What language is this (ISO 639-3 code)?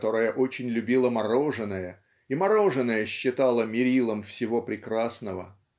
rus